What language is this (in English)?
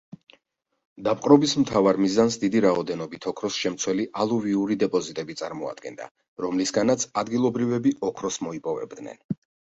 Georgian